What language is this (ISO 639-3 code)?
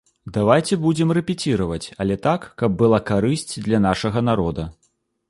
bel